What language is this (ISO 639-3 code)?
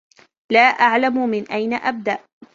ara